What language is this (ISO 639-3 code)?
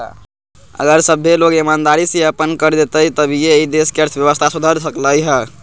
mag